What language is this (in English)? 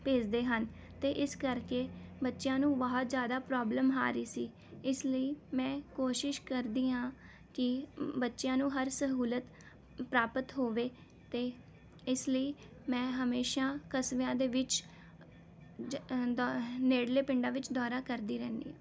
Punjabi